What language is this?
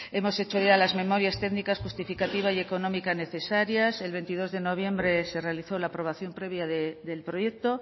Spanish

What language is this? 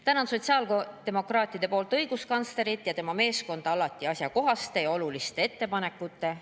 Estonian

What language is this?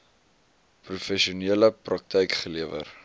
Afrikaans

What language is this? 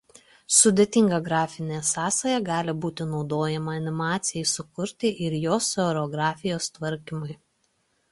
Lithuanian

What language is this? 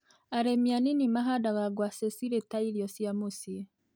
Kikuyu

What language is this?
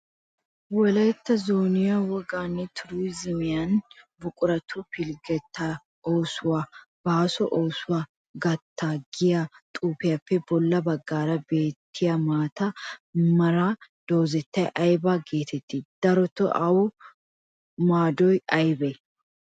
Wolaytta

